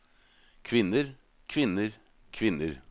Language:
Norwegian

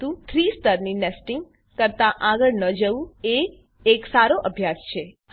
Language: Gujarati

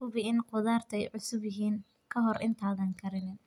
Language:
Somali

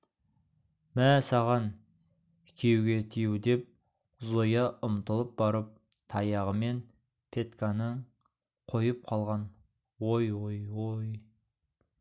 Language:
Kazakh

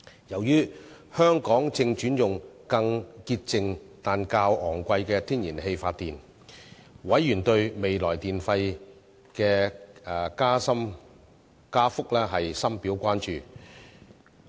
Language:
Cantonese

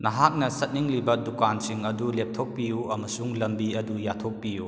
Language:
Manipuri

